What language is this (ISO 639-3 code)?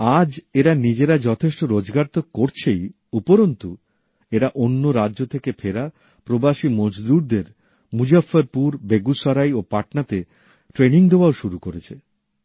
ben